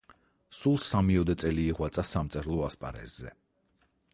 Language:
Georgian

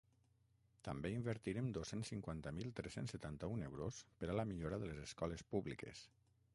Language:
Catalan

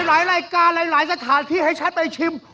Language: Thai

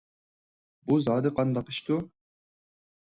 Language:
Uyghur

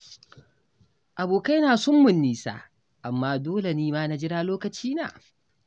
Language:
Hausa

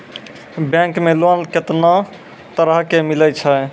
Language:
Maithili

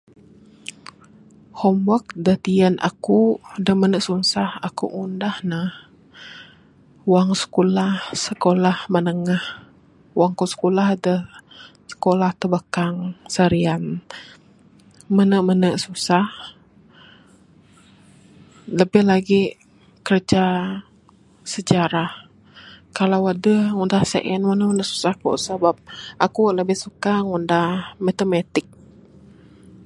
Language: Bukar-Sadung Bidayuh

